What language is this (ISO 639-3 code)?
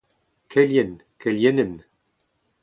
bre